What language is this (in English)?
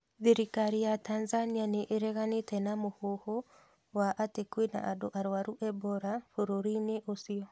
Kikuyu